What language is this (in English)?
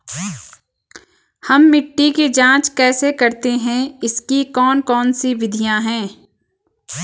Hindi